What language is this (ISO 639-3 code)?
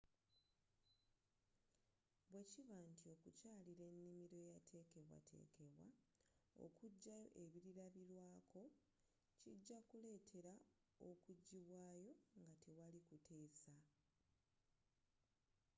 lug